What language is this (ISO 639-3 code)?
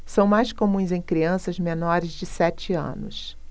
por